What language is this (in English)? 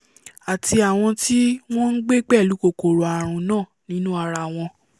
Yoruba